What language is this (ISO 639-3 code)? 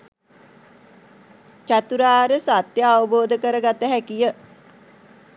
sin